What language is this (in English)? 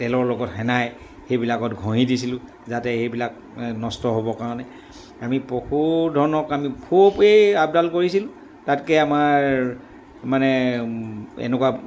Assamese